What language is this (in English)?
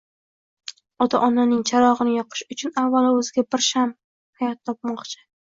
Uzbek